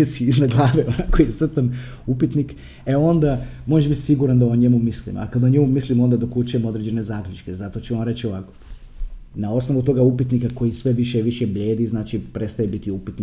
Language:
Croatian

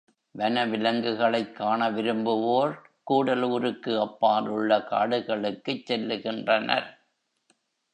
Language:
Tamil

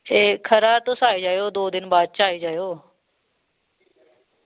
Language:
Dogri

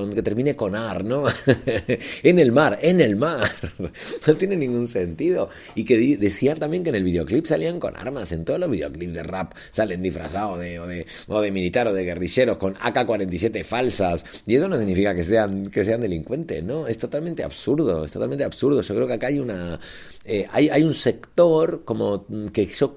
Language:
Spanish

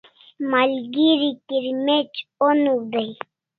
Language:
Kalasha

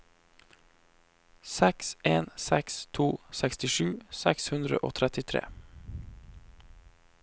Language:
Norwegian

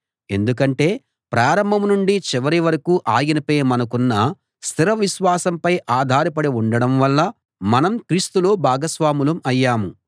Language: Telugu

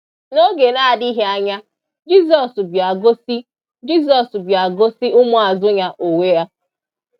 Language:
Igbo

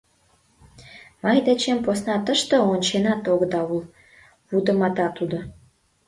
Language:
Mari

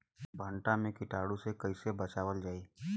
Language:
Bhojpuri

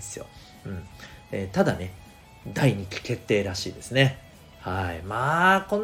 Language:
Japanese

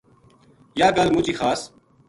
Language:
Gujari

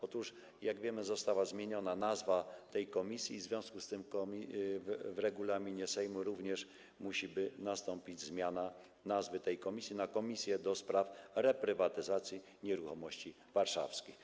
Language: Polish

